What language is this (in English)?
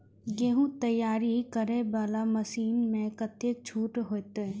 Maithili